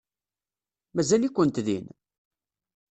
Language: Kabyle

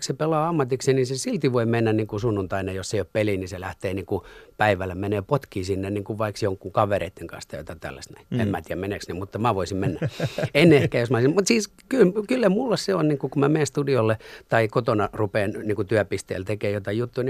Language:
Finnish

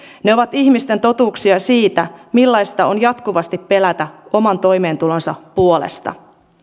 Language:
Finnish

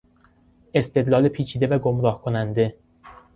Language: Persian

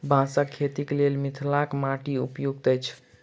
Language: Maithili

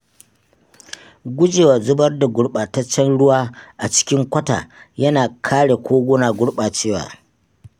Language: Hausa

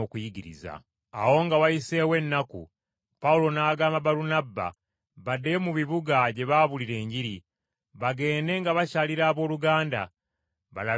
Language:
Ganda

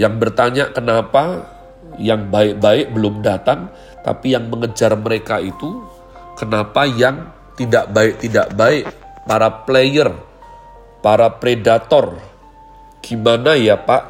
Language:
Indonesian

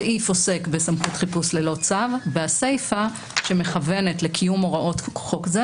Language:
Hebrew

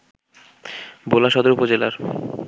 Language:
Bangla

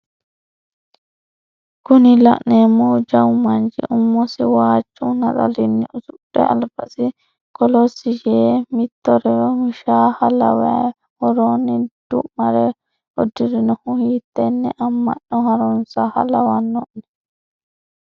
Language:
Sidamo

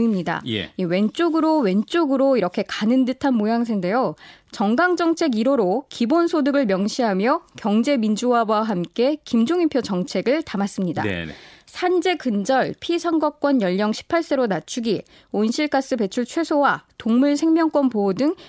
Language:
Korean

